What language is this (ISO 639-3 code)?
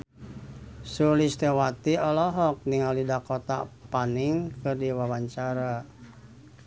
sun